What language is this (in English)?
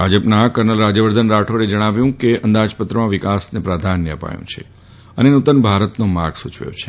Gujarati